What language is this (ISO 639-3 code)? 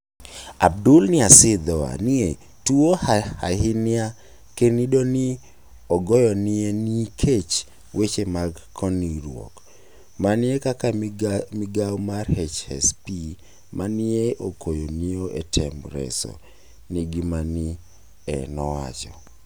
luo